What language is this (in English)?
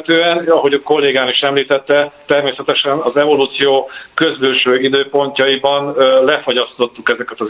Hungarian